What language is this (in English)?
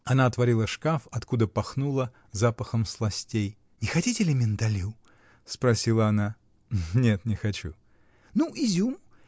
Russian